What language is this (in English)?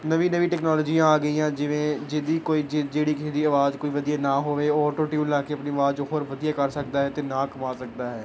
Punjabi